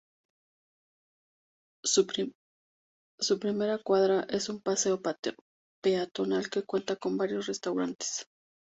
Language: Spanish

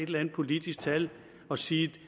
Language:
Danish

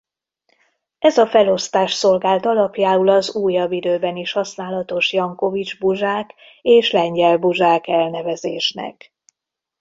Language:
Hungarian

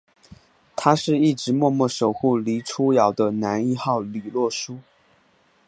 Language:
Chinese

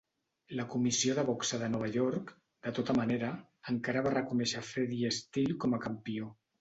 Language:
Catalan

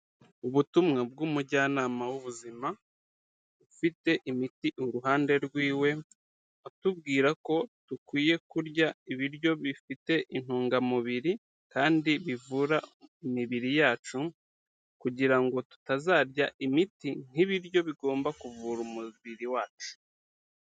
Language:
Kinyarwanda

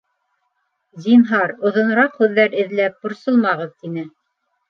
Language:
Bashkir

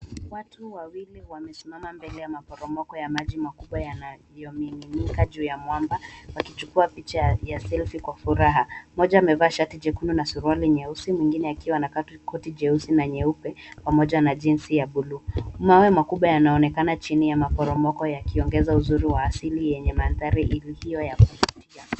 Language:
Swahili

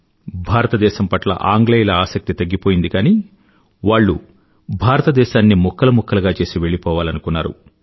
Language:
Telugu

